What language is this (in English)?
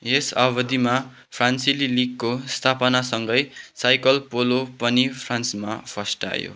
Nepali